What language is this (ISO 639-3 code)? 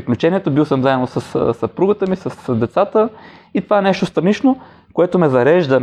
bul